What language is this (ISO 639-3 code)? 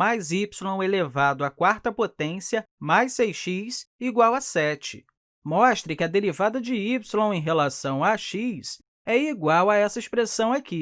por